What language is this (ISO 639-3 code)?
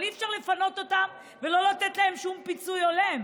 heb